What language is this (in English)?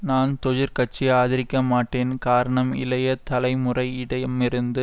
Tamil